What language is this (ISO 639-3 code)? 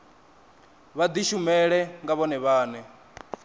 ven